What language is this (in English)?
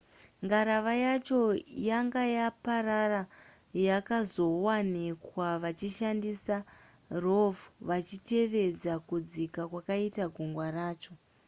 Shona